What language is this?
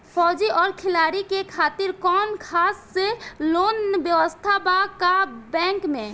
Bhojpuri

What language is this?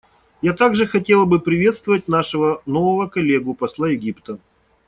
Russian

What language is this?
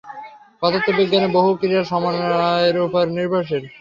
Bangla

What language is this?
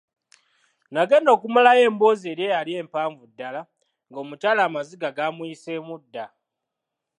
Ganda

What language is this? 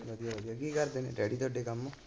Punjabi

